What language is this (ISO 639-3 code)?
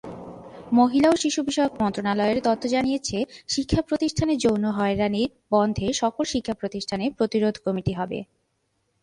ben